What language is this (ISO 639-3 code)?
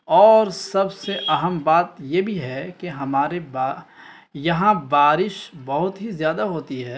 urd